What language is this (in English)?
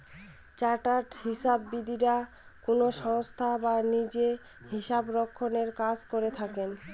Bangla